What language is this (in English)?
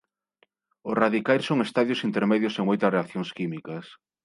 Galician